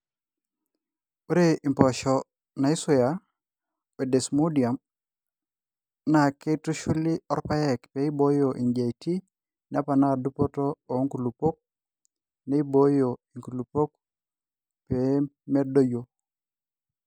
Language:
Masai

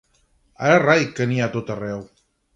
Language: Catalan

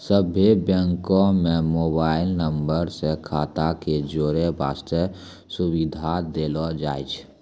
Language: Maithili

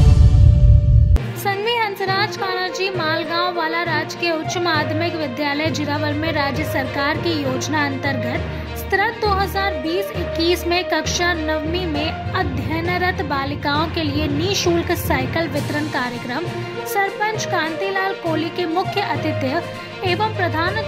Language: Hindi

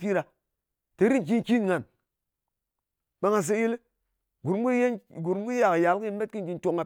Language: Ngas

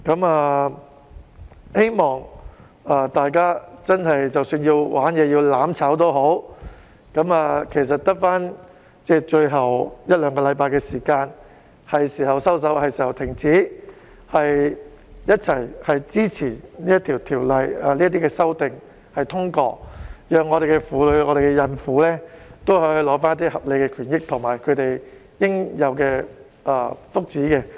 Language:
Cantonese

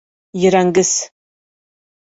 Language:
Bashkir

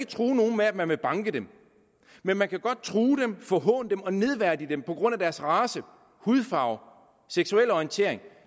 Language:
Danish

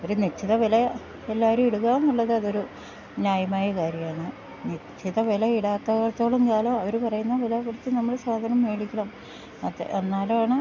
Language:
Malayalam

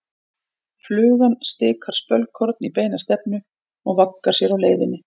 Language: Icelandic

